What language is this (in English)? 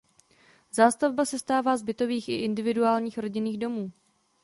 Czech